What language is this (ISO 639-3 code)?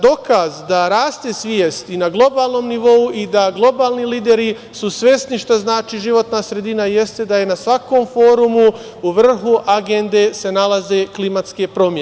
srp